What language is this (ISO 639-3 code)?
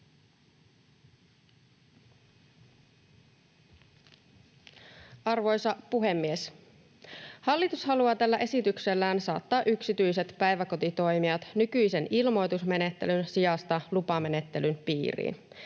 fin